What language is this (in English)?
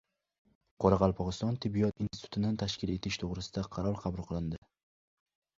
Uzbek